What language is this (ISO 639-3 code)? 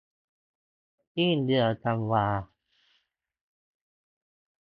tha